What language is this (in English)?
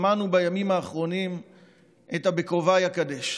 Hebrew